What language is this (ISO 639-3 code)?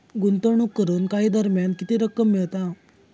mar